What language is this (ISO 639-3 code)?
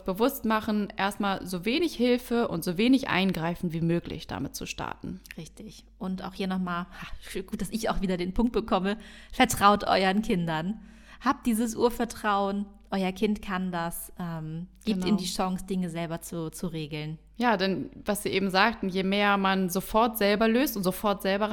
deu